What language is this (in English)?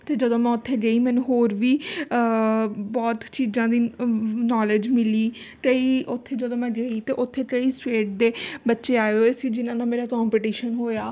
Punjabi